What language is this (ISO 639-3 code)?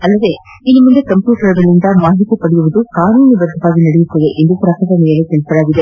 kan